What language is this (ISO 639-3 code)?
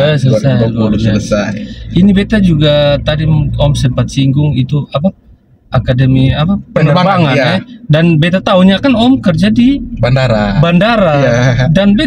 ind